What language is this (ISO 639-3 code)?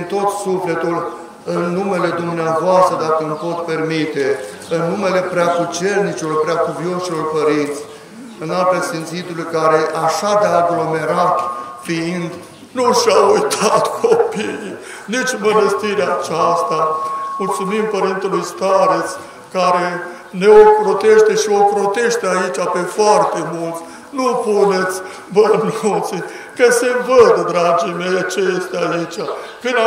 ron